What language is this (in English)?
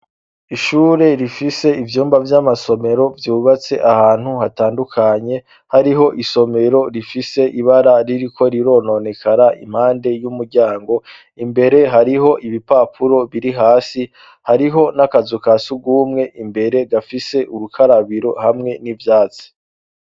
Rundi